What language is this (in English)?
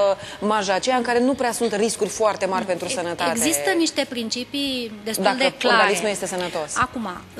Romanian